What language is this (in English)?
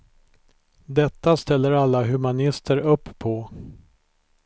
Swedish